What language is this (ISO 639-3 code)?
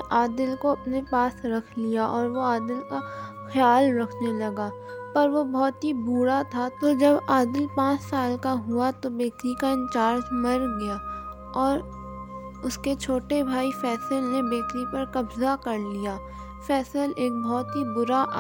urd